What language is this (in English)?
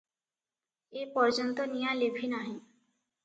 Odia